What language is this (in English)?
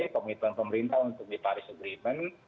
Indonesian